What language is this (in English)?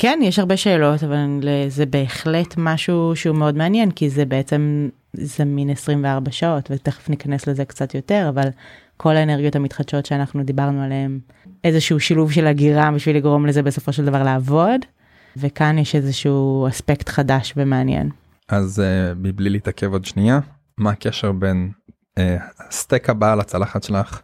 Hebrew